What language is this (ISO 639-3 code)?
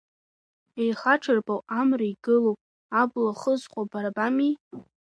abk